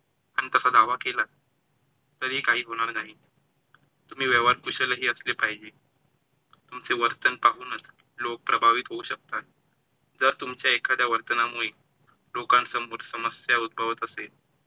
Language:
Marathi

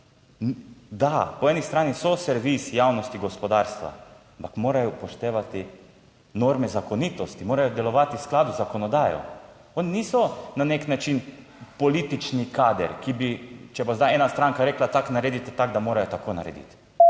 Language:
Slovenian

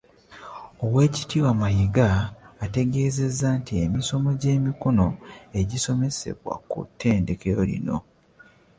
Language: Ganda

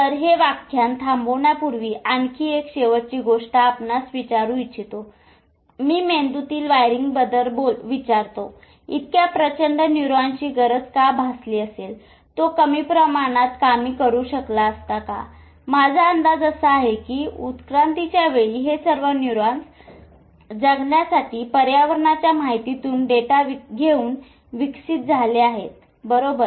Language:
Marathi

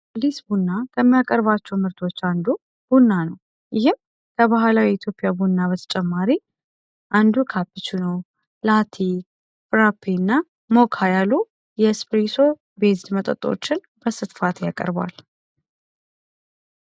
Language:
Amharic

